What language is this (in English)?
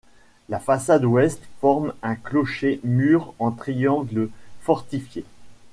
French